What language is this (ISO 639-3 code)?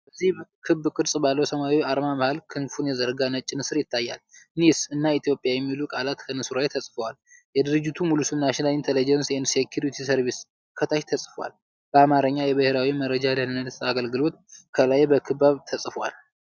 amh